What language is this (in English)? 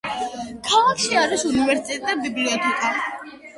Georgian